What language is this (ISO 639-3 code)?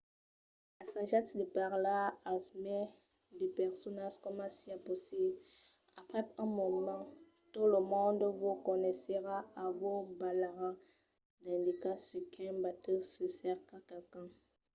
oci